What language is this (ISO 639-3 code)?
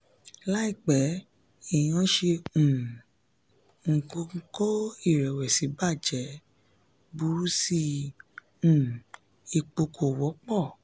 yor